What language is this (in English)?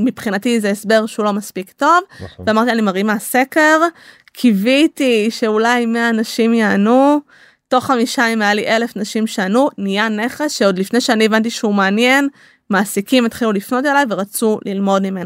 Hebrew